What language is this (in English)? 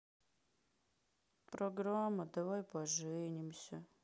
Russian